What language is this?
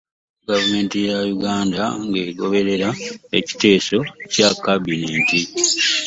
Ganda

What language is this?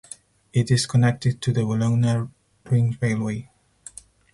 English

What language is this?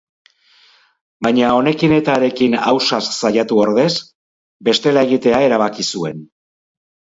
Basque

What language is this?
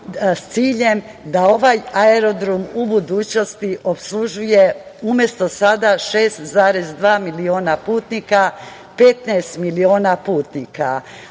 Serbian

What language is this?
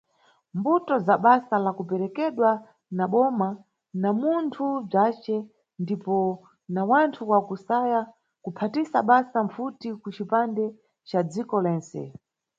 Nyungwe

